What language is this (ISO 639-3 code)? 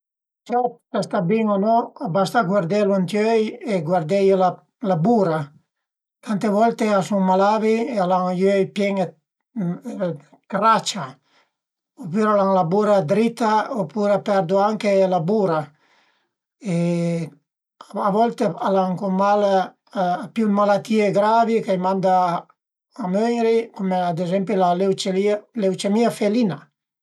pms